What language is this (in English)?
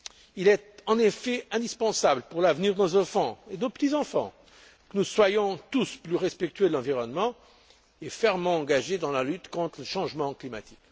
French